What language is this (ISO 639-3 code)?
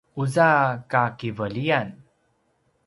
pwn